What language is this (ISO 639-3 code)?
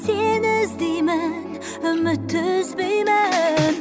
kaz